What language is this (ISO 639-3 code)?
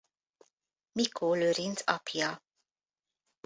hun